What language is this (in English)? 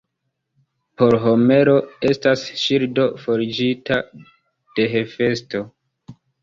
Esperanto